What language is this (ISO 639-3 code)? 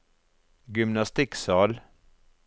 nor